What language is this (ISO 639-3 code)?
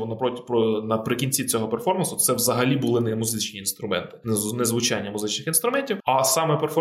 ukr